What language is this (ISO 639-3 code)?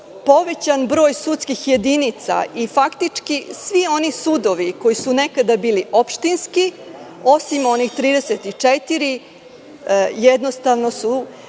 srp